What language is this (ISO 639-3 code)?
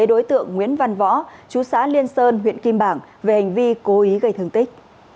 vie